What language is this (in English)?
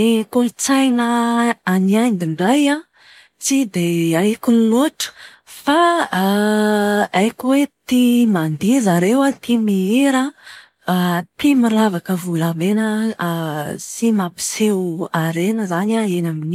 Malagasy